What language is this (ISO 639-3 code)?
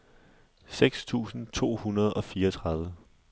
dan